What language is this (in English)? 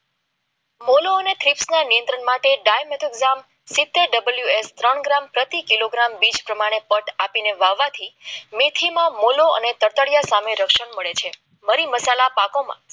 Gujarati